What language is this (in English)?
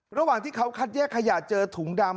Thai